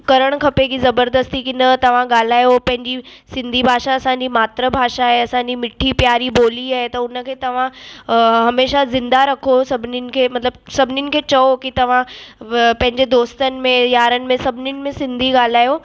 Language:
Sindhi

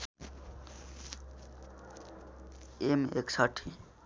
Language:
Nepali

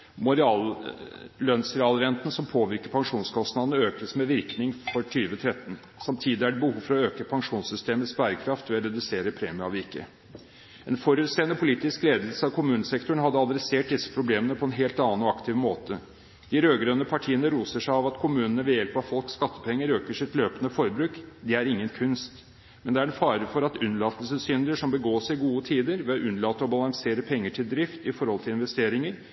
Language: Norwegian Bokmål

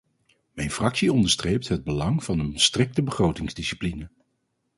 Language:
Dutch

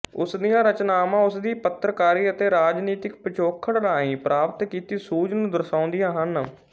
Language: Punjabi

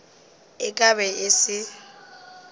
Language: Northern Sotho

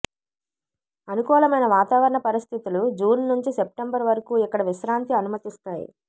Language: Telugu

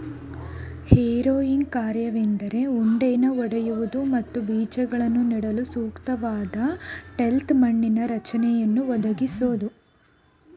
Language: Kannada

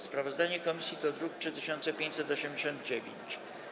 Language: Polish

